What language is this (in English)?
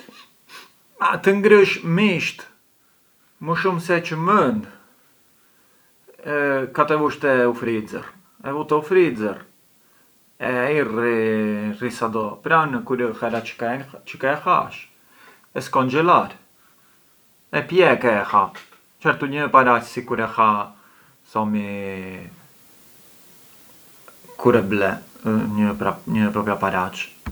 Arbëreshë Albanian